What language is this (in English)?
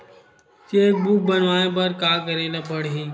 Chhattisgarhi